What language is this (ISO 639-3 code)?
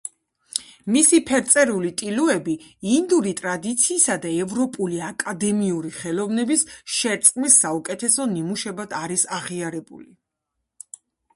kat